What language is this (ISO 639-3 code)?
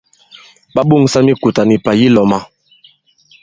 abb